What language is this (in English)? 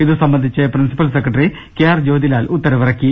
Malayalam